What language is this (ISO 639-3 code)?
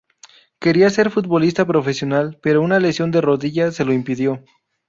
spa